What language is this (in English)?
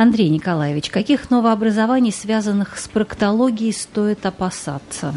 Russian